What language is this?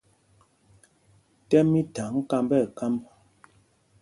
Mpumpong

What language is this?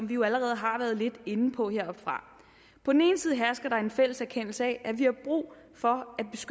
Danish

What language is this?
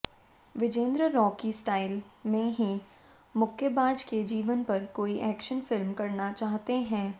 Hindi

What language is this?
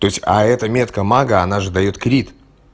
Russian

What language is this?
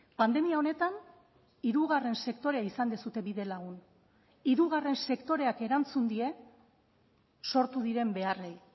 Basque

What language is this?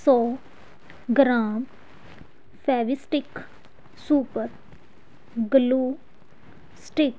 Punjabi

